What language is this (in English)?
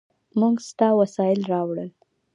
Pashto